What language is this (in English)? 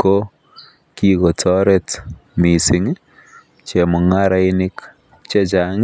Kalenjin